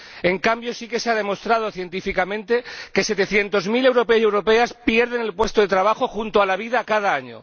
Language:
Spanish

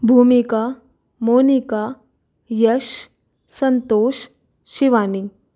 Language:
Hindi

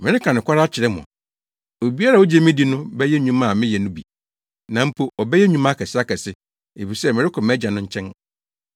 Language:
Akan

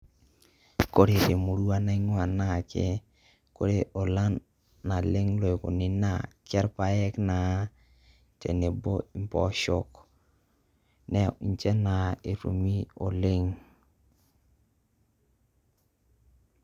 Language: Masai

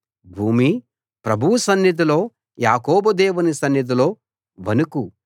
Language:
Telugu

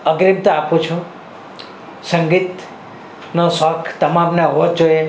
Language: Gujarati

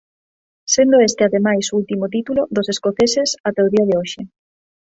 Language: Galician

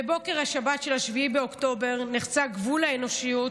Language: Hebrew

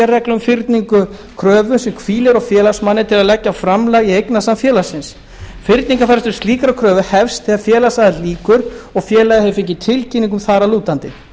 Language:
Icelandic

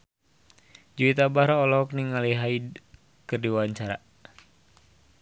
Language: Sundanese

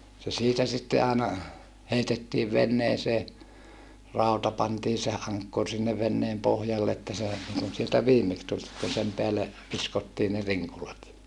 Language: Finnish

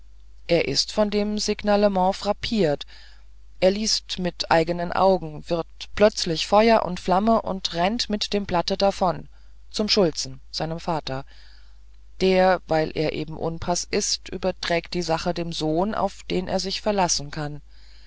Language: German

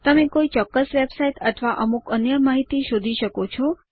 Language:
Gujarati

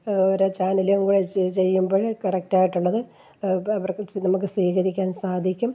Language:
Malayalam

